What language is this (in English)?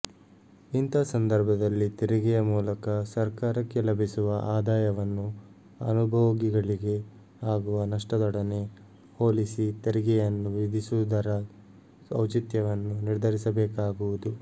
Kannada